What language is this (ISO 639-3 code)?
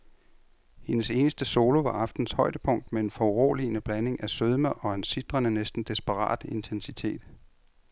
dan